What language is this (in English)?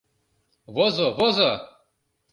Mari